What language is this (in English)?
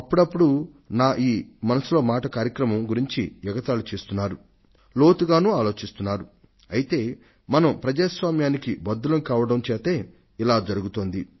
Telugu